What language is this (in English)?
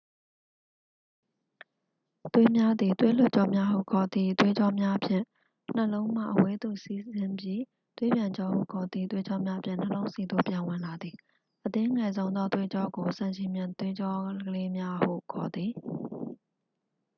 Burmese